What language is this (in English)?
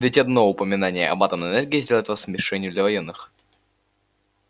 Russian